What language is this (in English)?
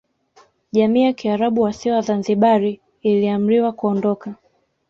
Swahili